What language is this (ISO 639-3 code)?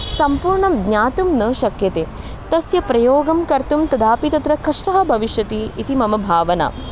san